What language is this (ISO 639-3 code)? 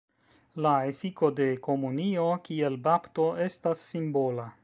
epo